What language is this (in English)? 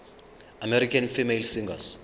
Zulu